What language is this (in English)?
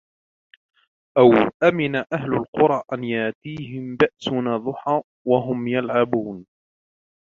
Arabic